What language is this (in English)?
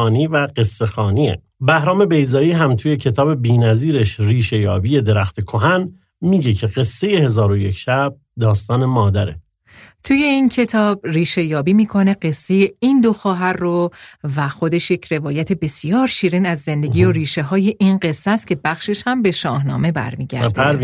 Persian